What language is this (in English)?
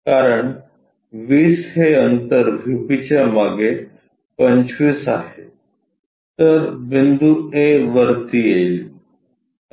Marathi